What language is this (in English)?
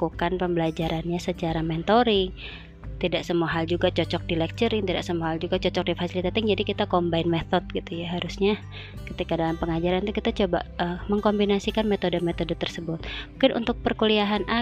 Indonesian